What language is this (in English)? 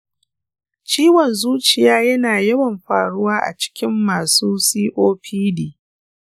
Hausa